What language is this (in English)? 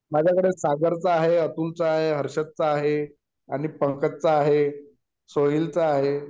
Marathi